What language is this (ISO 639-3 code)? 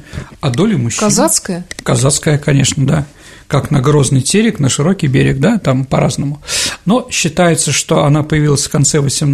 rus